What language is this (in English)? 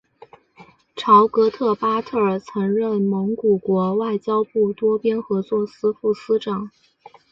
Chinese